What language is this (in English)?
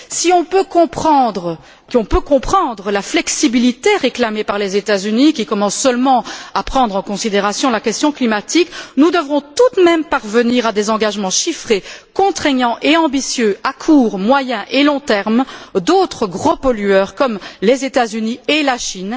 French